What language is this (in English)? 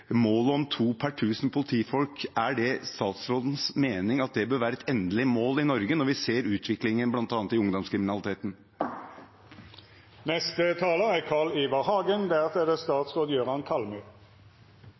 Norwegian Bokmål